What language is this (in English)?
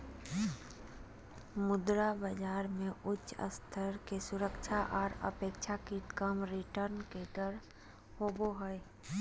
Magahi